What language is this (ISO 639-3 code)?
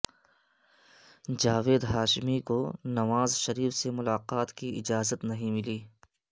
urd